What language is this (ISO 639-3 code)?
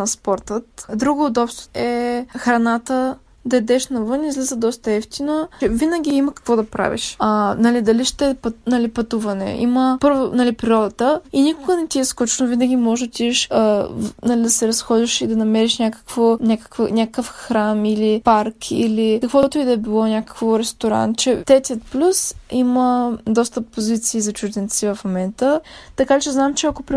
bul